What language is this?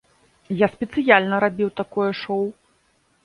Belarusian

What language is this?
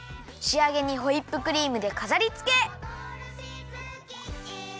Japanese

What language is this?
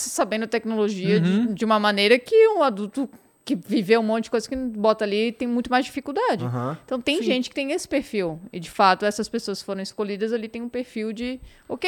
Portuguese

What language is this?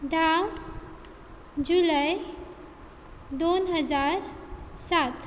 Konkani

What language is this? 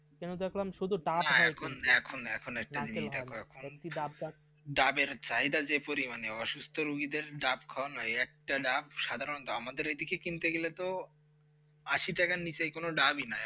Bangla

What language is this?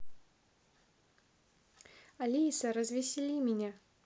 Russian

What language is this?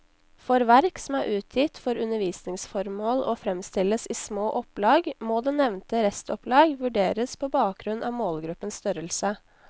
Norwegian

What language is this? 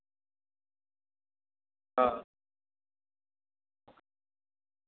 Dogri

